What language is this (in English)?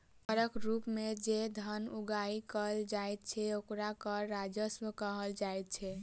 Maithili